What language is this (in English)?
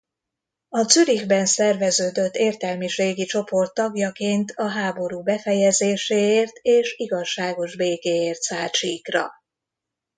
Hungarian